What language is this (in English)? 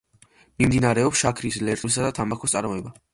Georgian